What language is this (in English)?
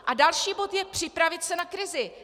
Czech